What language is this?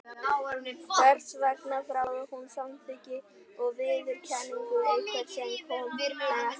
Icelandic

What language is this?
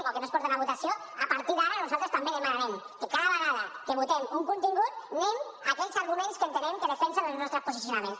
Catalan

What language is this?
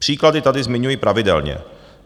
Czech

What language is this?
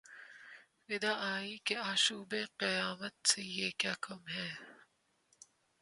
Urdu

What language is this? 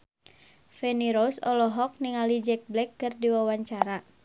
Sundanese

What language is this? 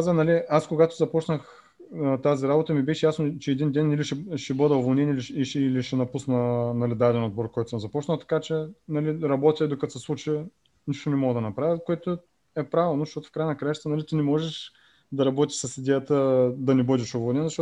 Bulgarian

